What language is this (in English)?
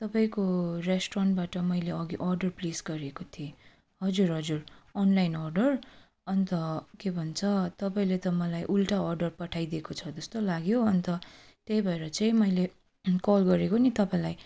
Nepali